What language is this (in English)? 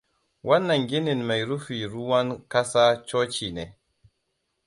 Hausa